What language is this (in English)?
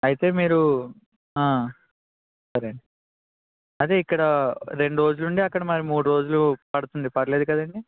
Telugu